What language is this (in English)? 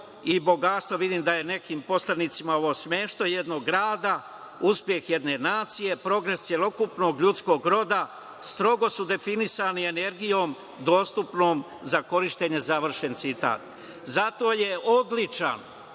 Serbian